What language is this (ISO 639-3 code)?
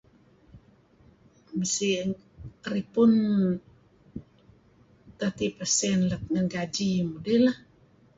kzi